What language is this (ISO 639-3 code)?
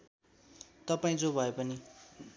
nep